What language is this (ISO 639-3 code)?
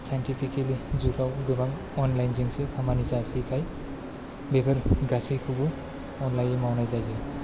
brx